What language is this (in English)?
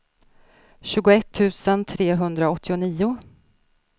Swedish